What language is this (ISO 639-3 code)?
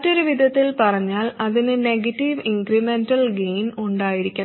mal